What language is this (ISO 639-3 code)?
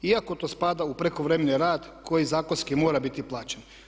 hrv